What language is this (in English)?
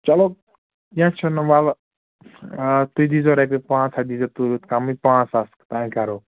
Kashmiri